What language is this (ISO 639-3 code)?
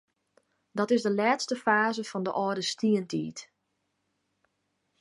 fry